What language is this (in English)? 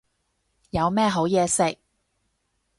Cantonese